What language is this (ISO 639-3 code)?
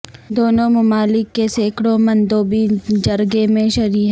urd